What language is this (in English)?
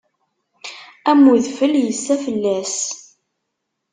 Kabyle